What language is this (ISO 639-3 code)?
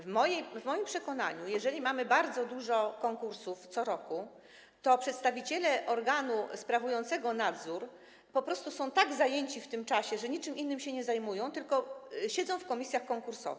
pol